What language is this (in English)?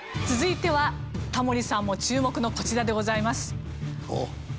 Japanese